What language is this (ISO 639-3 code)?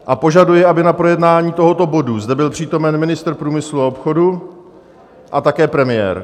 ces